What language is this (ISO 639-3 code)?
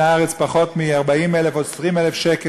heb